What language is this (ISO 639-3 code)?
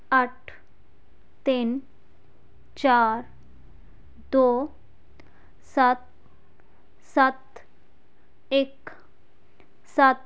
pan